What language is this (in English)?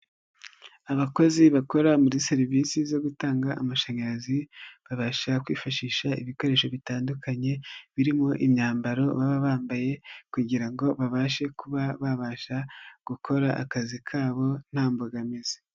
Kinyarwanda